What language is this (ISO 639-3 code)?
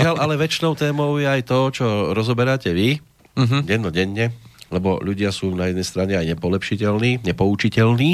slk